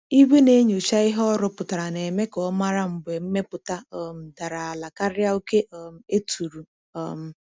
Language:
Igbo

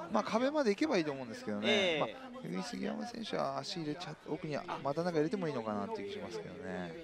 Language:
Japanese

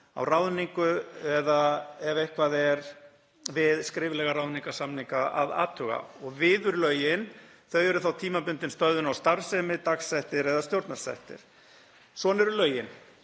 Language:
Icelandic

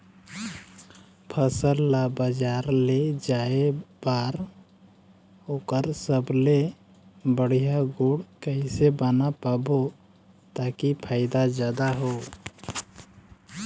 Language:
Chhattisgarhi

